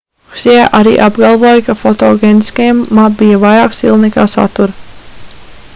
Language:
Latvian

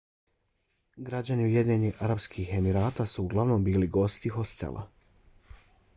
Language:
Bosnian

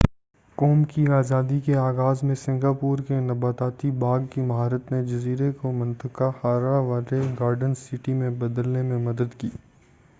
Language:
Urdu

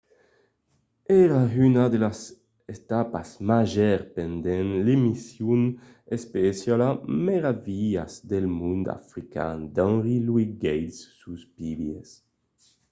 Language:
Occitan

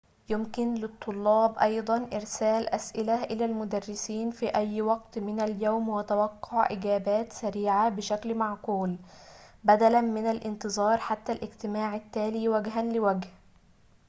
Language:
Arabic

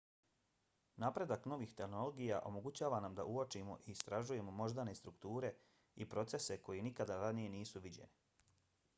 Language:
Bosnian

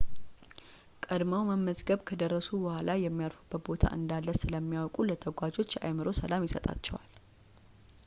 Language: Amharic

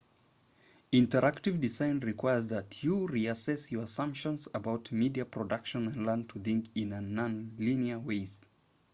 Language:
English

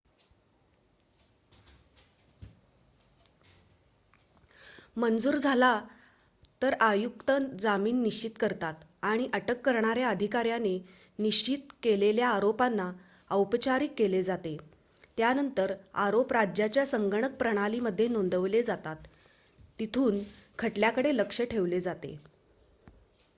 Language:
Marathi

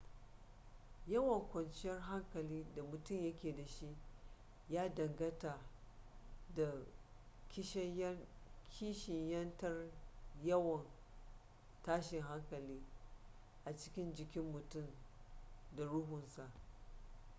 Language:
Hausa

